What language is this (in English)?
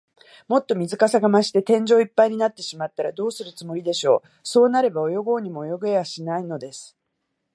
Japanese